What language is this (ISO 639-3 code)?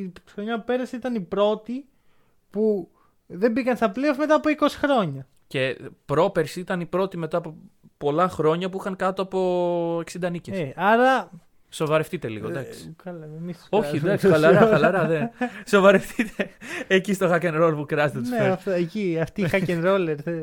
ell